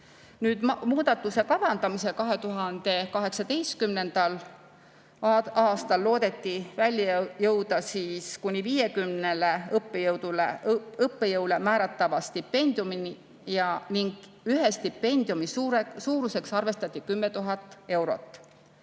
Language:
Estonian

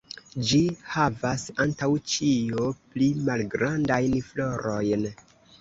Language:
Esperanto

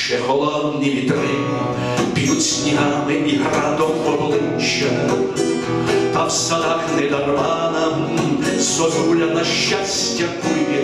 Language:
Ukrainian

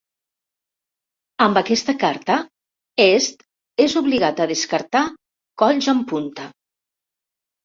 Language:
Catalan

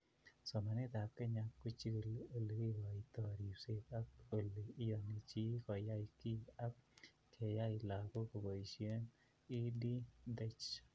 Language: Kalenjin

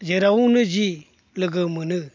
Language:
Bodo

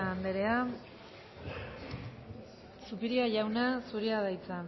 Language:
Basque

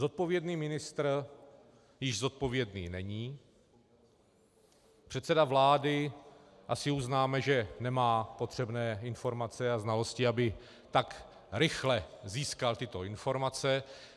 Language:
Czech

